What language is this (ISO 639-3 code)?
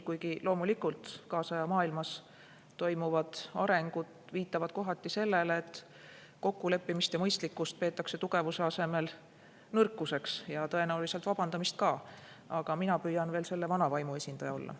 est